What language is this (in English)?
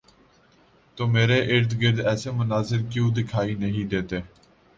Urdu